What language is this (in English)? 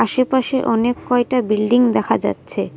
Bangla